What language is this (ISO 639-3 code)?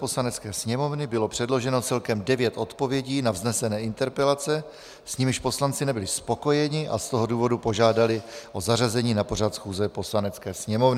ces